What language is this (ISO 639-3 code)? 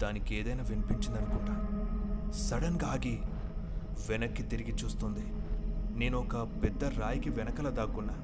tel